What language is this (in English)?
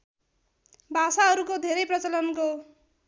Nepali